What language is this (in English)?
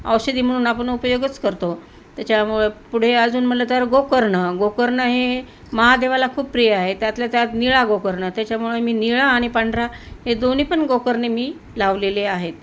Marathi